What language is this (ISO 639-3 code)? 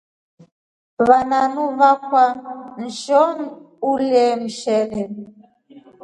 rof